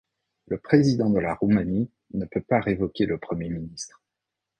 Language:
French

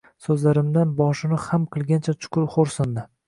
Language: Uzbek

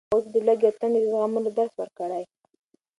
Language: Pashto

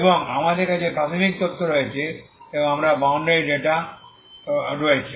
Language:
Bangla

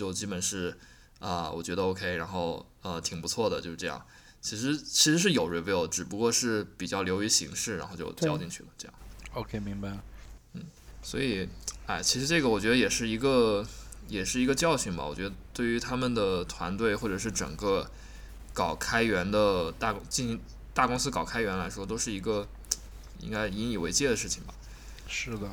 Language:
Chinese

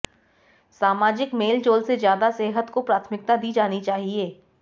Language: Hindi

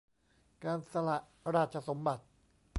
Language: Thai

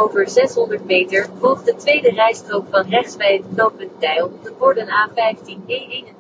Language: Dutch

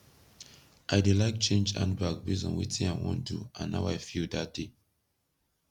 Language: Nigerian Pidgin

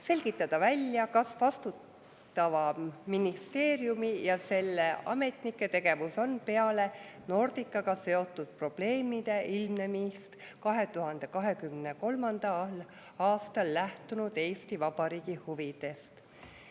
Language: Estonian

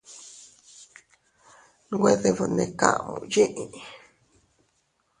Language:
Teutila Cuicatec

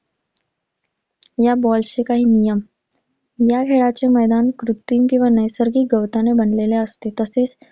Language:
Marathi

